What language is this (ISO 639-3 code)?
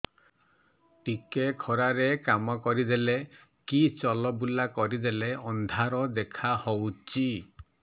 ori